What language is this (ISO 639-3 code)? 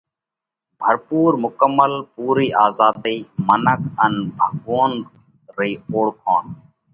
kvx